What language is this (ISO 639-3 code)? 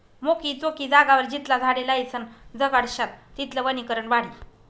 mar